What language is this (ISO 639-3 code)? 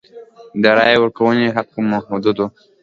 pus